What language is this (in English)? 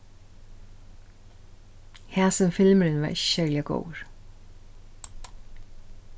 Faroese